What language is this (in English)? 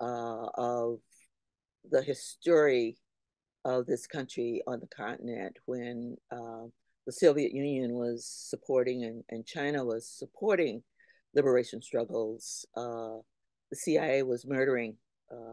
English